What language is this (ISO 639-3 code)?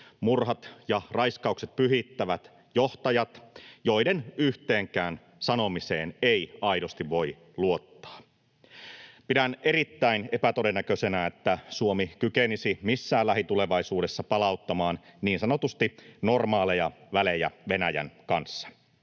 fin